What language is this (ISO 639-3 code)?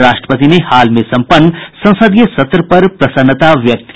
hin